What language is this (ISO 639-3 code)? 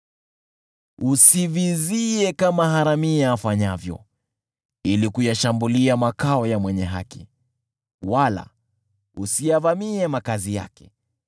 swa